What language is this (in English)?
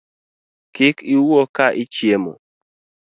Luo (Kenya and Tanzania)